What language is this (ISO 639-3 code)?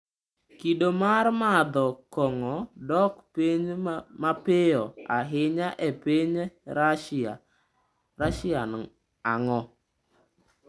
luo